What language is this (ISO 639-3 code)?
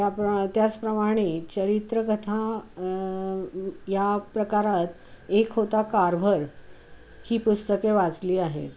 mar